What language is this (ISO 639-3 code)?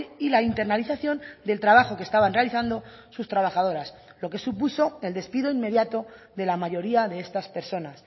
spa